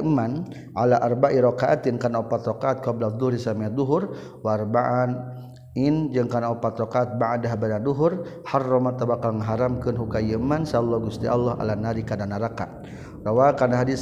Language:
Malay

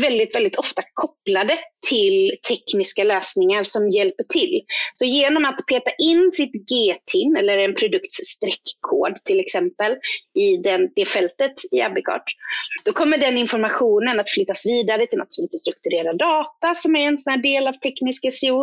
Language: Swedish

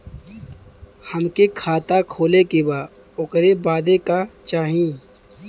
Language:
Bhojpuri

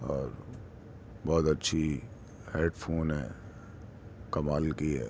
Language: Urdu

